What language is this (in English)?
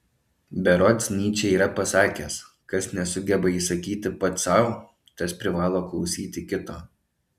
Lithuanian